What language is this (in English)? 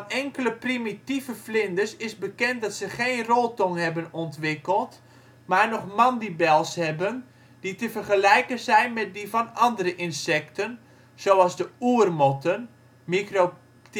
Dutch